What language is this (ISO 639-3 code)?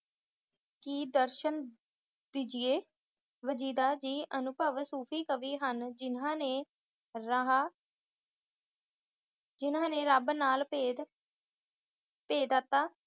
pan